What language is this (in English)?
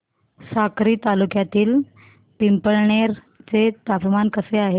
Marathi